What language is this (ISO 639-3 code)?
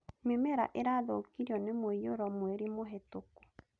kik